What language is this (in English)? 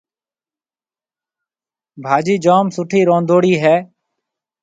Marwari (Pakistan)